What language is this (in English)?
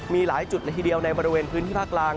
Thai